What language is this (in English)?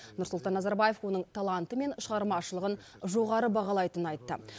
Kazakh